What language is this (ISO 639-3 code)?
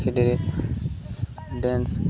ori